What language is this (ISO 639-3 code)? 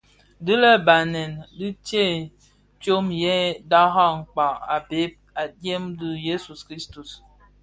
ksf